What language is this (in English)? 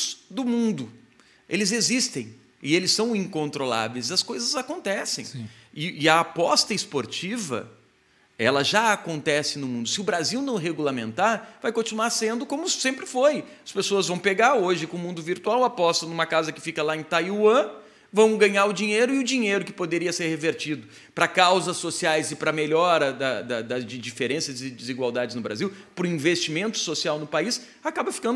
Portuguese